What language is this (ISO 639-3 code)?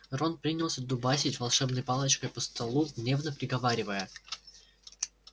rus